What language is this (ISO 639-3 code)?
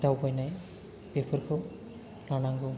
brx